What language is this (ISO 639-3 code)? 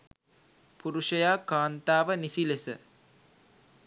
sin